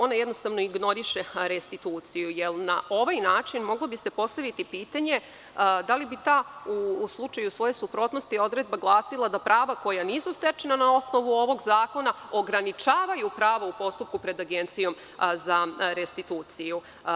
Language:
Serbian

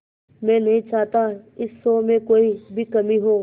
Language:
Hindi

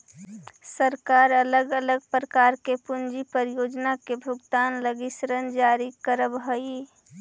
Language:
Magahi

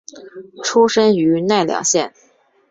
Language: Chinese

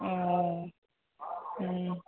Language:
Assamese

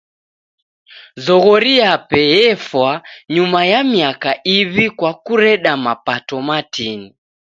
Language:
Taita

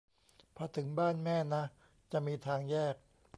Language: Thai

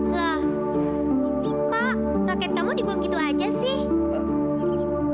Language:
Indonesian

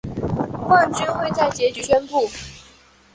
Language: Chinese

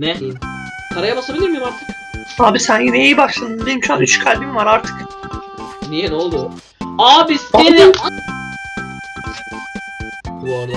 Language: Turkish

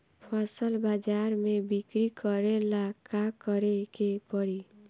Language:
Bhojpuri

